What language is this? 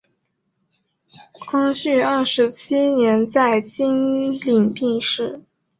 Chinese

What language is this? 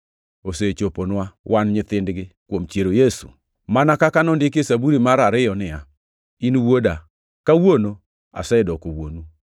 Luo (Kenya and Tanzania)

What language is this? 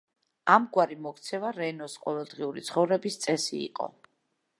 Georgian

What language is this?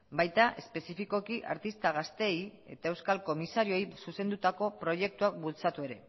Basque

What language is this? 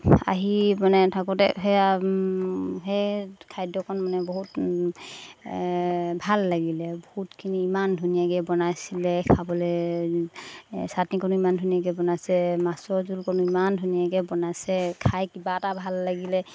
Assamese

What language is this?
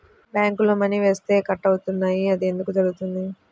Telugu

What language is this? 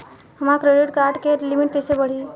Bhojpuri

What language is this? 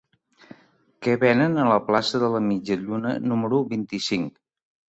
Catalan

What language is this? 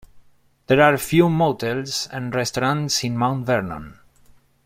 English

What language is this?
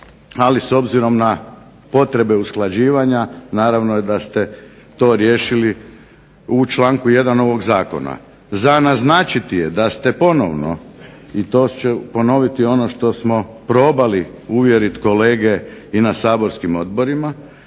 Croatian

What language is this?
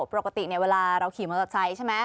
Thai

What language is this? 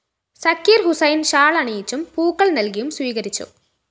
Malayalam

